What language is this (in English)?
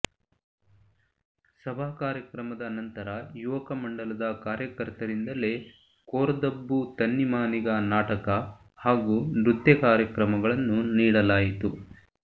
Kannada